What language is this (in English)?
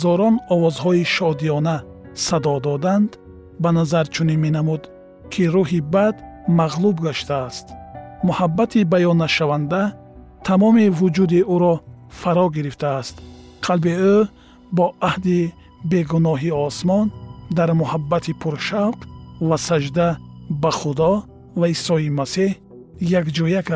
Persian